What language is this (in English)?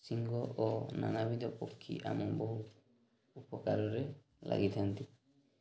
Odia